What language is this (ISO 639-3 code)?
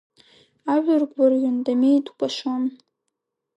abk